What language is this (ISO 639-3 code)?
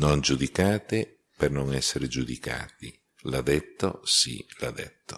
ita